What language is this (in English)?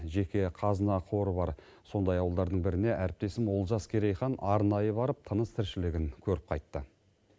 Kazakh